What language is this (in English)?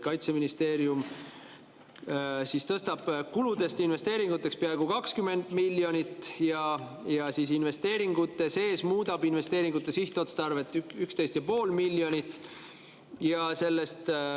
Estonian